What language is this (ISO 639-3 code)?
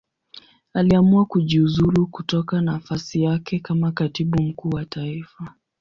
swa